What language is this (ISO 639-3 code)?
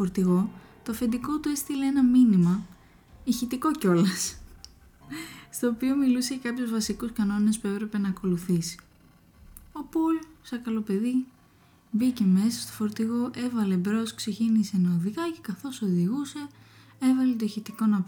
ell